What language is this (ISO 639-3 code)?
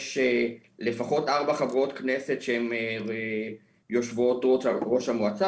heb